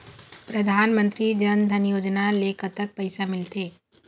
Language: Chhattisgarhi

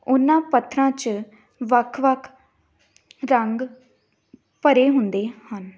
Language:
Punjabi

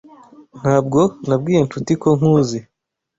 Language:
Kinyarwanda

